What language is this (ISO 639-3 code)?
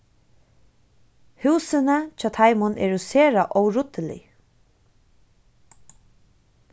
fao